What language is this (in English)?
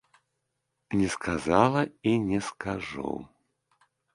Belarusian